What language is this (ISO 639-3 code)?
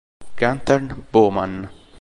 ita